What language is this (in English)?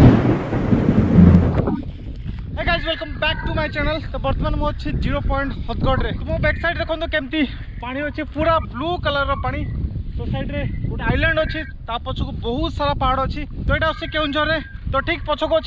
Hindi